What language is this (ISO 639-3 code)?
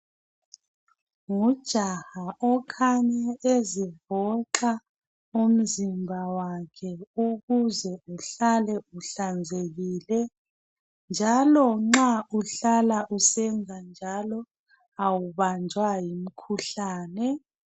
nde